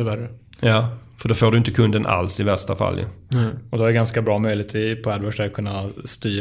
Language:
Swedish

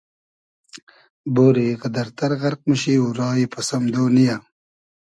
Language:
Hazaragi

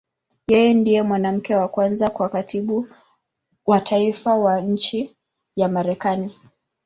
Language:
Swahili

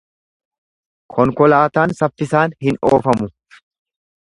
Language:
Oromo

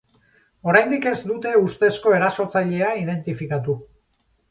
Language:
Basque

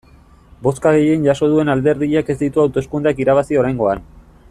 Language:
Basque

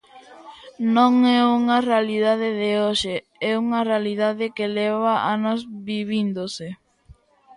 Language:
Galician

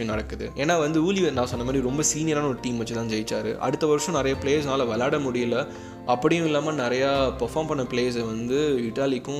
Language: Tamil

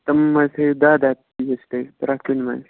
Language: Kashmiri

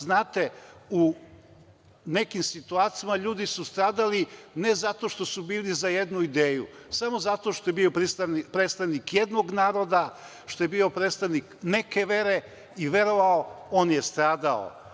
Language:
Serbian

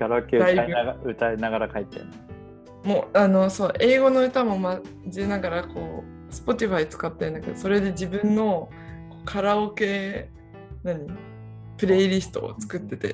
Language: Japanese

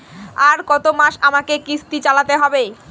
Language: Bangla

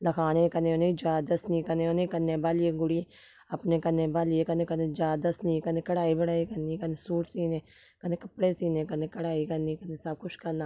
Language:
Dogri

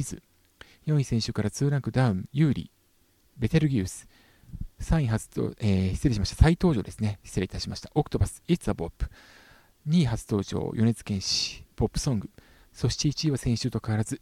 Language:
Japanese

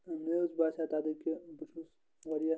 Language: Kashmiri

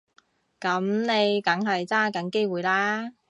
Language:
Cantonese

